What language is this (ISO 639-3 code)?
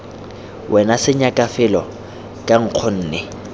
tsn